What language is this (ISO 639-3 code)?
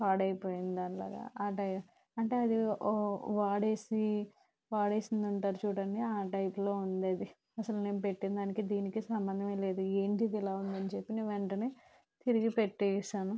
tel